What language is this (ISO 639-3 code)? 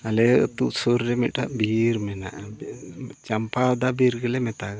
sat